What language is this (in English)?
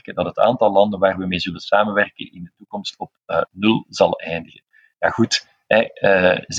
Dutch